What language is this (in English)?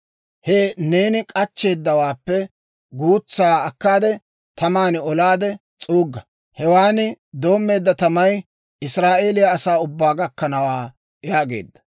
Dawro